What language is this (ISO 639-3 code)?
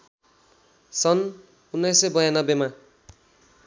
nep